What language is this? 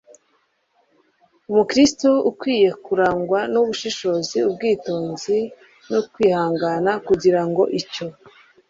Kinyarwanda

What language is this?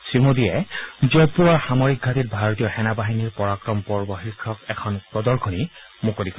Assamese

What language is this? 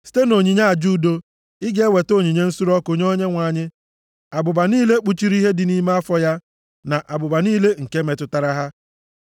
Igbo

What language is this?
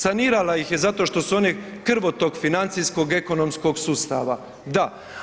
Croatian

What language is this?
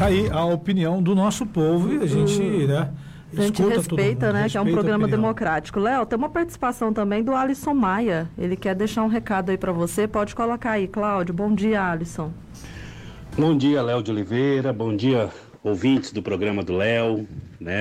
Portuguese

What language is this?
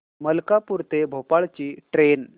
Marathi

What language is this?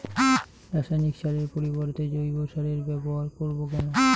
Bangla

